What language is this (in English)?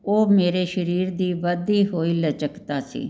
Punjabi